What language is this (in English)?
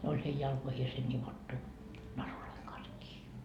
Finnish